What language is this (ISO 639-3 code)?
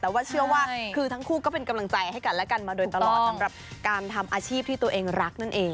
tha